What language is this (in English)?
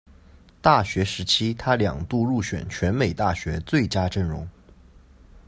Chinese